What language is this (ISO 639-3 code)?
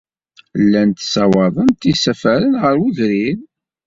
kab